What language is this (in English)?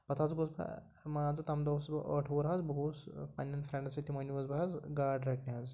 Kashmiri